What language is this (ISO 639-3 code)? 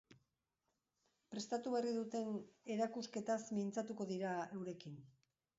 eus